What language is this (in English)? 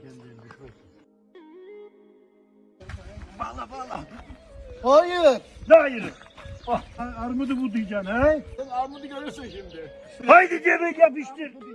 Turkish